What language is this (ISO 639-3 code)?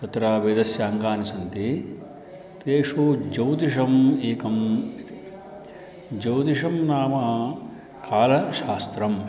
san